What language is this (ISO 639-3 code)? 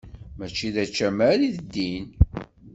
kab